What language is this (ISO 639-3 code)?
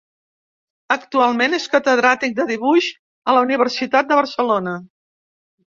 cat